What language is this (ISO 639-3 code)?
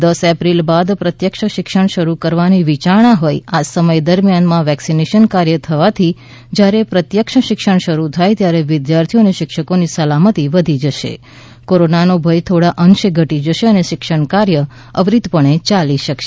guj